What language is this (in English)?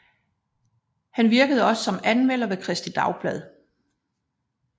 Danish